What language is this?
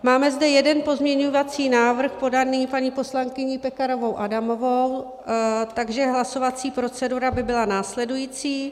Czech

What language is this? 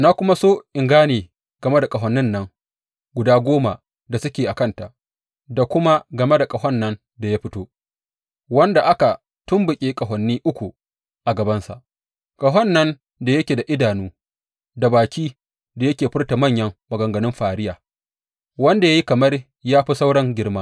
Hausa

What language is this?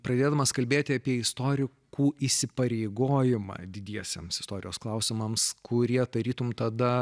Lithuanian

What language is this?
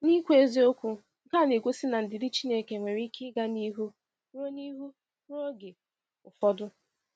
Igbo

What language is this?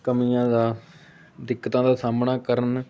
Punjabi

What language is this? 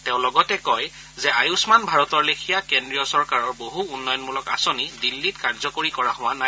Assamese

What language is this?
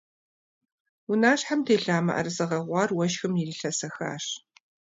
Kabardian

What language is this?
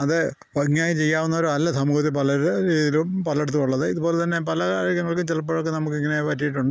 Malayalam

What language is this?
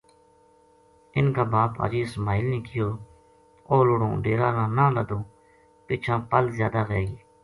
Gujari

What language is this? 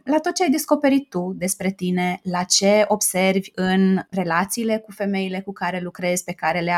Romanian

